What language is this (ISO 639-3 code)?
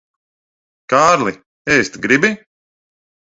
lav